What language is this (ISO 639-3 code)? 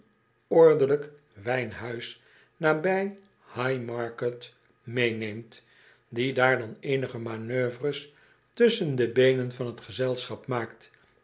nld